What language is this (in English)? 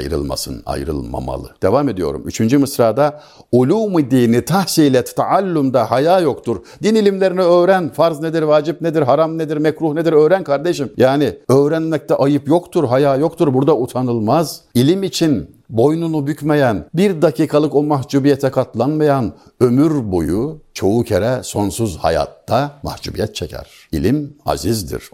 Turkish